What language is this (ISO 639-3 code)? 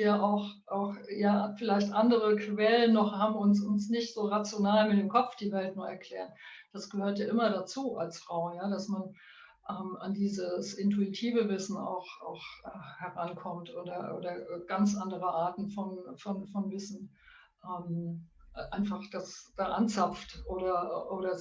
deu